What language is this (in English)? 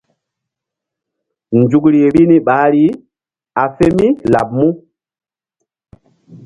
Mbum